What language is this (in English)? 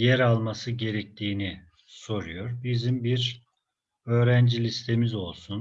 Turkish